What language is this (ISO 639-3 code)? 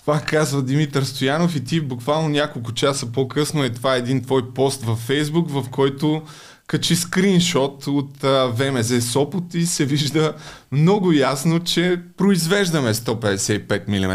bul